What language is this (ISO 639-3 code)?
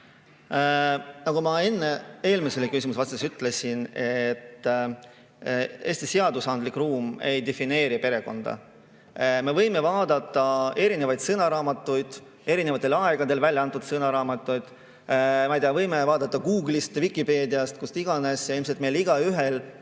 est